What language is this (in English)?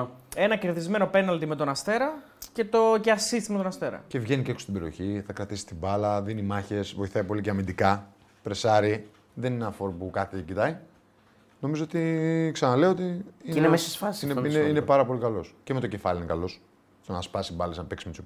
Greek